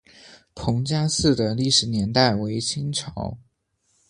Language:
Chinese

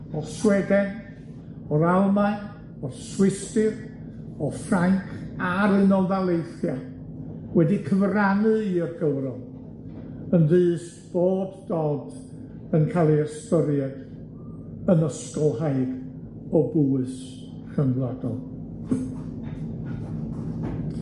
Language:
Welsh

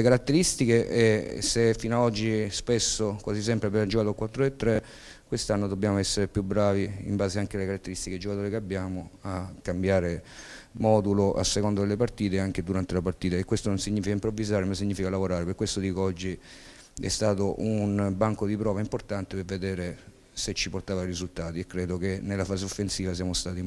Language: Italian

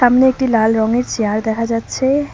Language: Bangla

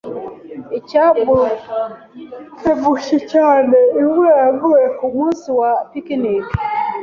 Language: Kinyarwanda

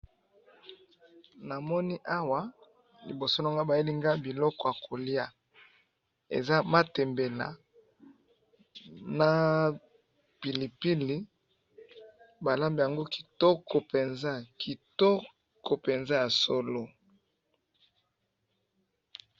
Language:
Lingala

